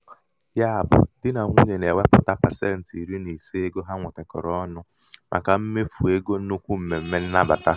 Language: Igbo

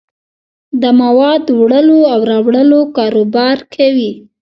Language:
Pashto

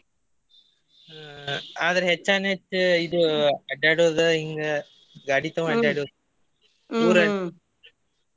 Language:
Kannada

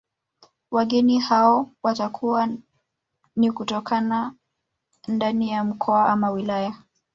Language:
Swahili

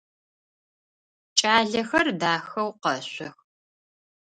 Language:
Adyghe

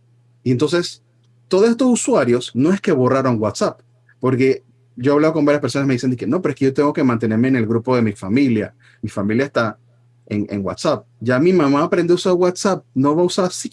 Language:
Spanish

